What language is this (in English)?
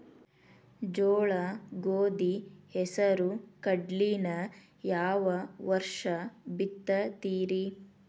Kannada